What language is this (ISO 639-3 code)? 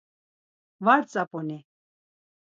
lzz